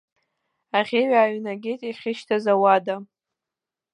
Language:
Abkhazian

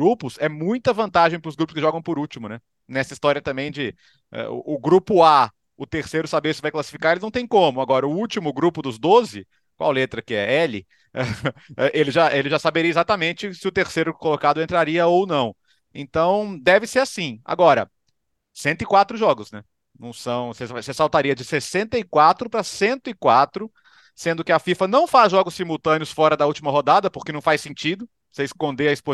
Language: Portuguese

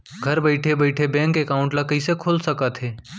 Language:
Chhattisgarhi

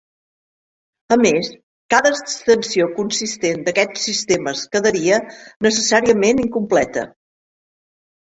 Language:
Catalan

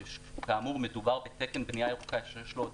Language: Hebrew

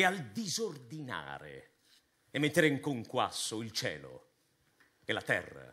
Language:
Italian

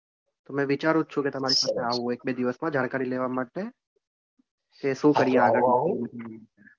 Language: Gujarati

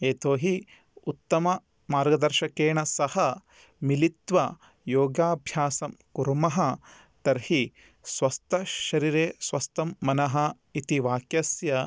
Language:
Sanskrit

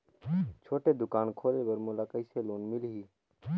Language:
Chhattisgarhi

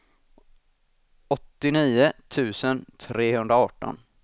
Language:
Swedish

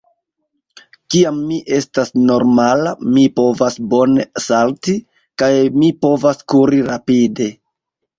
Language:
Esperanto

